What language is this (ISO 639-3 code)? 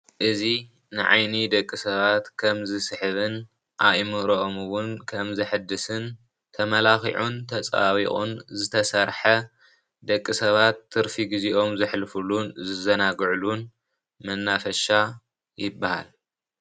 tir